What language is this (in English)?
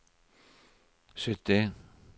Norwegian